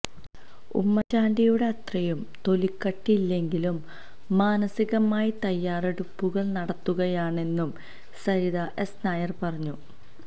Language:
Malayalam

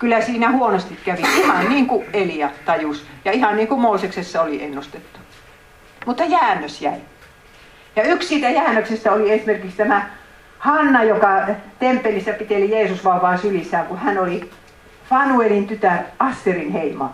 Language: Finnish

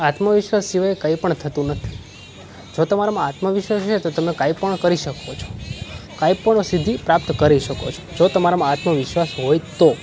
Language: Gujarati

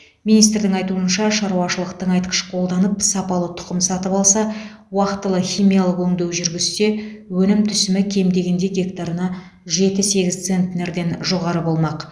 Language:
Kazakh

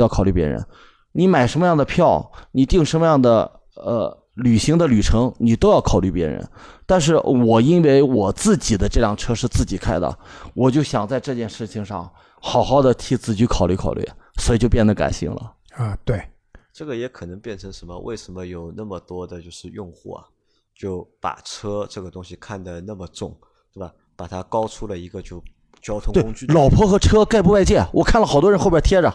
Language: Chinese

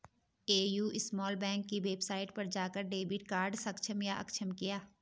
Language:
Hindi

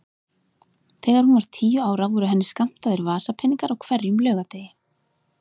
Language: Icelandic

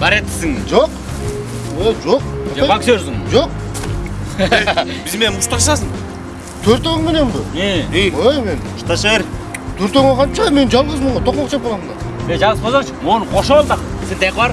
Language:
Dutch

